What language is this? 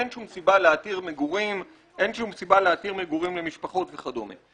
Hebrew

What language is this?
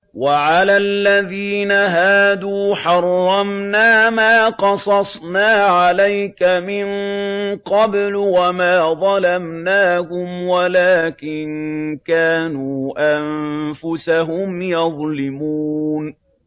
Arabic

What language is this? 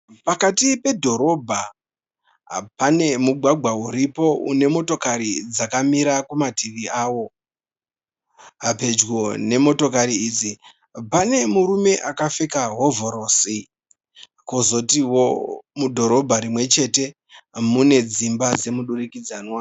Shona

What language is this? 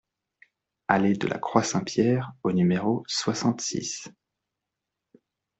French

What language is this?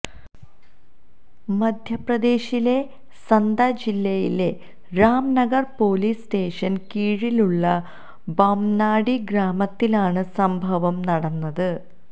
Malayalam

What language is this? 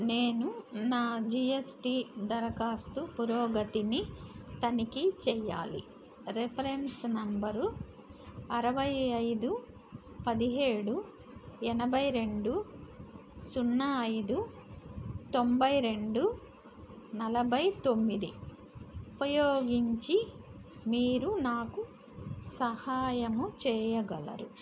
Telugu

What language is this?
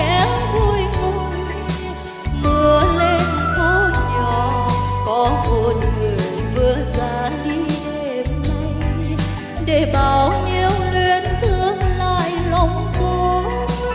Vietnamese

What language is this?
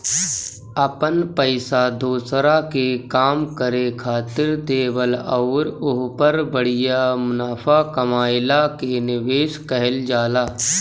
Bhojpuri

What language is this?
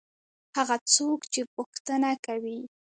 Pashto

